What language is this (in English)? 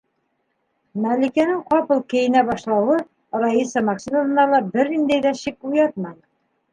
Bashkir